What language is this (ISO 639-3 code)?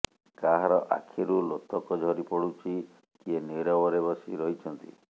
ori